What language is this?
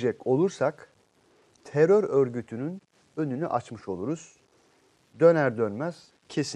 Turkish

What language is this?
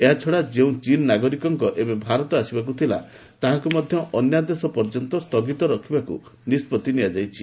Odia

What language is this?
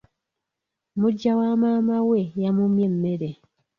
Ganda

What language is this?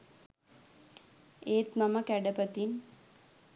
Sinhala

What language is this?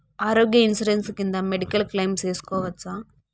Telugu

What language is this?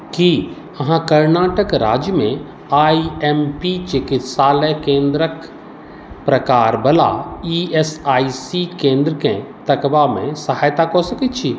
Maithili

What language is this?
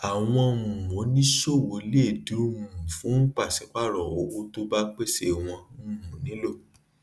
Yoruba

